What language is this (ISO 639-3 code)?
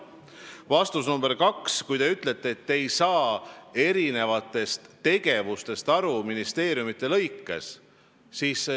est